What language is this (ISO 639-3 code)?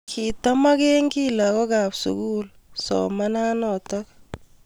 kln